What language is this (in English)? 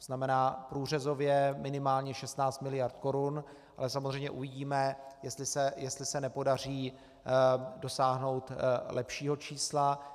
Czech